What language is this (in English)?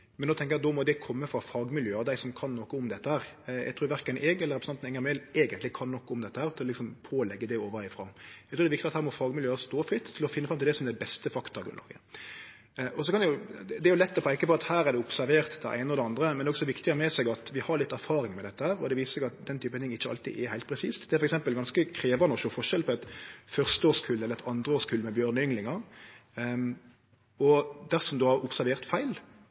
Norwegian Nynorsk